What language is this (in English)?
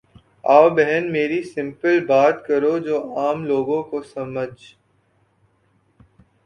Urdu